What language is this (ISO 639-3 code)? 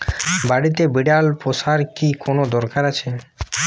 ben